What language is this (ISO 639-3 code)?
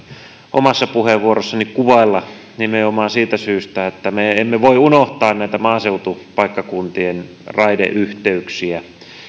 fin